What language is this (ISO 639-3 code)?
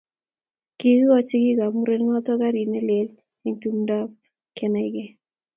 kln